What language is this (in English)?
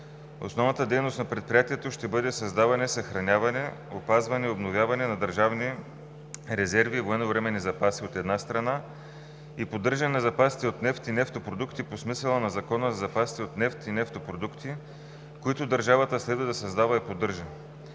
Bulgarian